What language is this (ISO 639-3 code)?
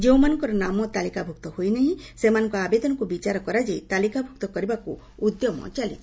ori